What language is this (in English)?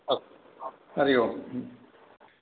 Sanskrit